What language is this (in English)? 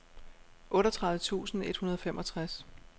Danish